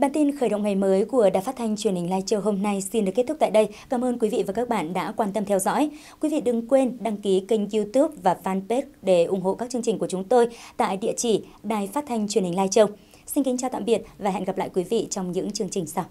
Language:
Vietnamese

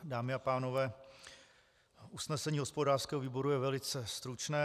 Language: Czech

